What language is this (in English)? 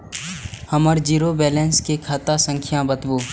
Maithili